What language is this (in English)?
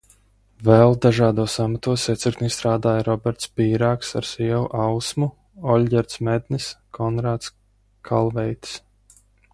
Latvian